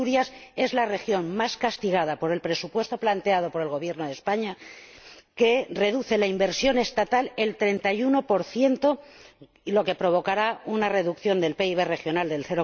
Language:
Spanish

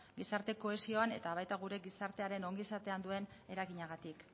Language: Basque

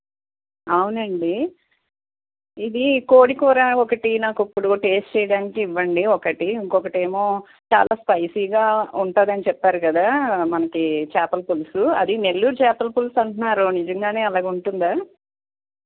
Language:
Telugu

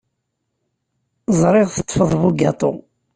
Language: Kabyle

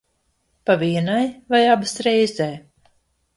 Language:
Latvian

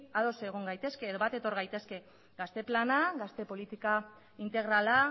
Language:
Basque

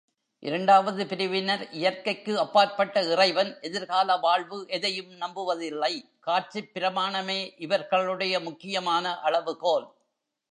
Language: Tamil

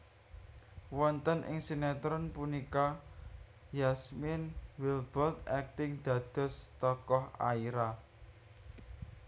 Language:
Javanese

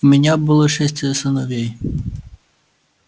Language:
Russian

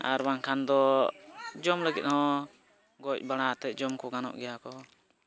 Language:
Santali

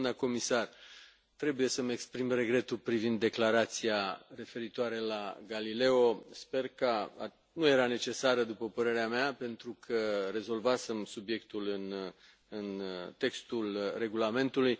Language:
Romanian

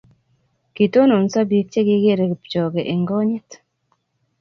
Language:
Kalenjin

